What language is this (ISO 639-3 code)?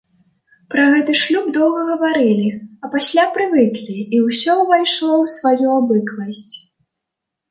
bel